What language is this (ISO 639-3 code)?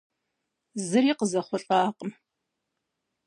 kbd